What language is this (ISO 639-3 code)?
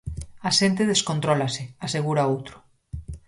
glg